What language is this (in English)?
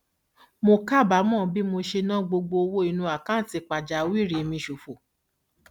Yoruba